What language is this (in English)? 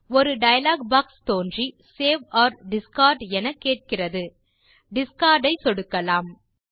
Tamil